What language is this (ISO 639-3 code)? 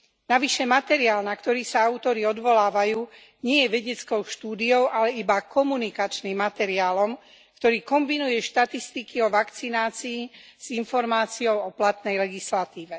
slk